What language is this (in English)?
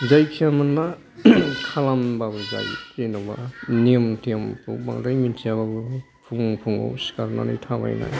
Bodo